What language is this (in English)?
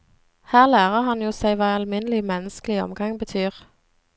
Norwegian